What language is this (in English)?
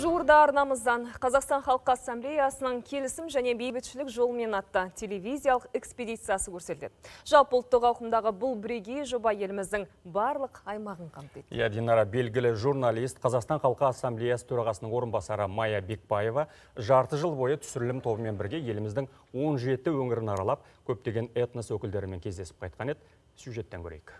Romanian